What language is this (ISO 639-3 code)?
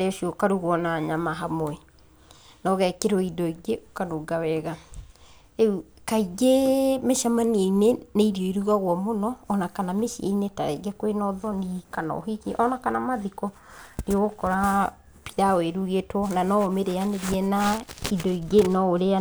kik